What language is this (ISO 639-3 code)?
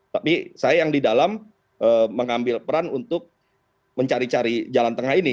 ind